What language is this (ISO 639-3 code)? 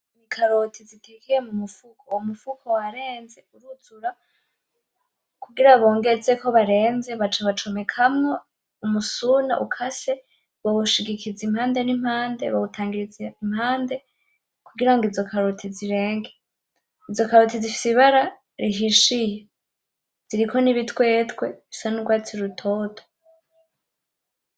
run